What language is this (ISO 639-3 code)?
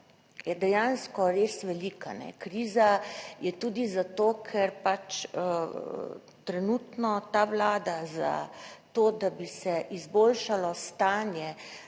slv